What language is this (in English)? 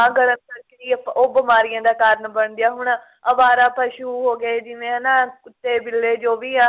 Punjabi